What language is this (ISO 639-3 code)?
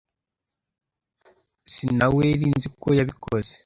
kin